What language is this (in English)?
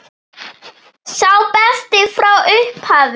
Icelandic